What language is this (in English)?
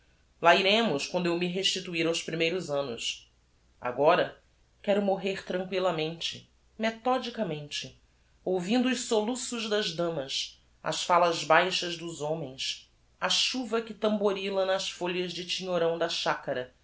Portuguese